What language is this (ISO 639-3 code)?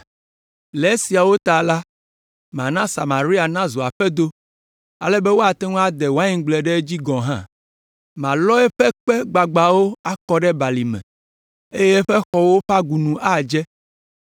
ewe